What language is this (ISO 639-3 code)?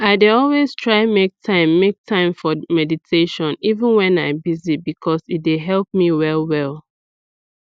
pcm